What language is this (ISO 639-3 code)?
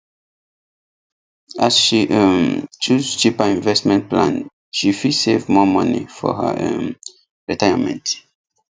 pcm